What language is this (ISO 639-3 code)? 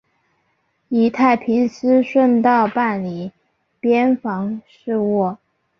zho